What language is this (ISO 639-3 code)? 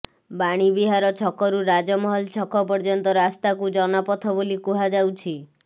ori